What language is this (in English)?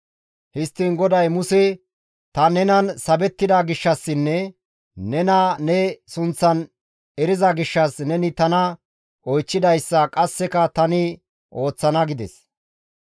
Gamo